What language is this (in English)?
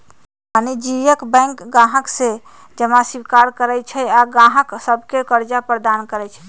Magahi